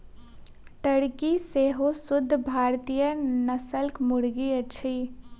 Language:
Maithili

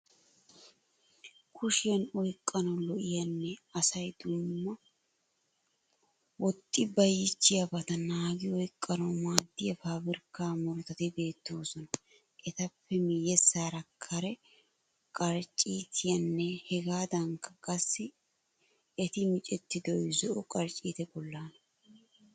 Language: Wolaytta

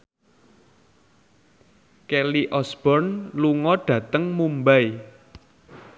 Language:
Javanese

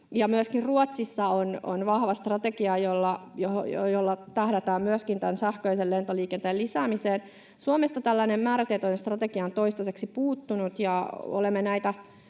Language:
Finnish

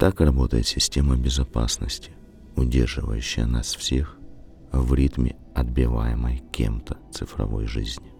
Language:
Russian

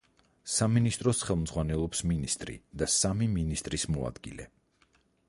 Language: Georgian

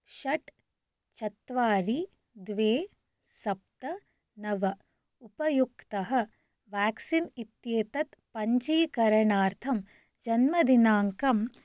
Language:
Sanskrit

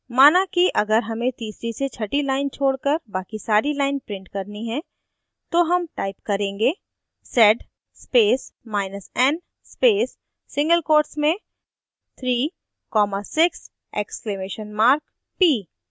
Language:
Hindi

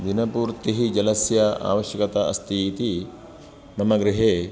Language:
Sanskrit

